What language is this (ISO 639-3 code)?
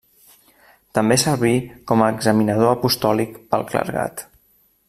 cat